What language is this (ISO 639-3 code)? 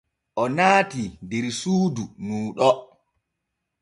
fue